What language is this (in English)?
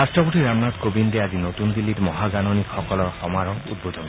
Assamese